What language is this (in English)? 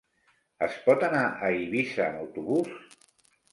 Catalan